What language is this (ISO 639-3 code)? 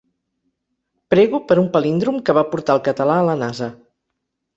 cat